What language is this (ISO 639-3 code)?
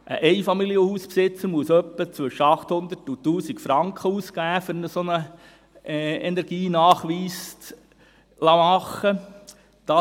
gsw